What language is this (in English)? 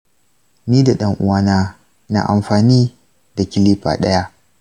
Hausa